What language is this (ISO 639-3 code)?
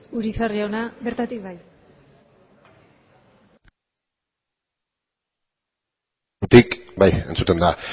eus